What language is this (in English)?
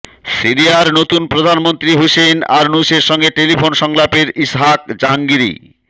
Bangla